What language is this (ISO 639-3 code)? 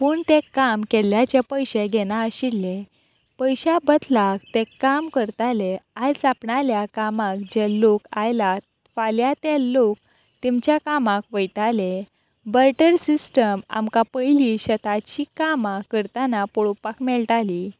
kok